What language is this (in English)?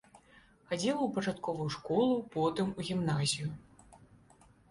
Belarusian